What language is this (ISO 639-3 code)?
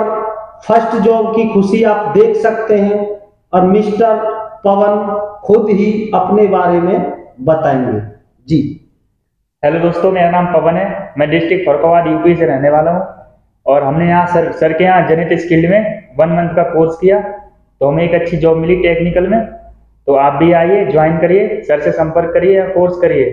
hin